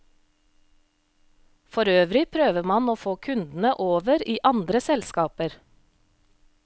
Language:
Norwegian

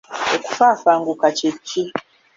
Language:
Ganda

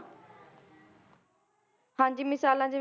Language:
Punjabi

